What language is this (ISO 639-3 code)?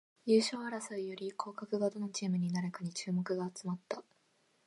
jpn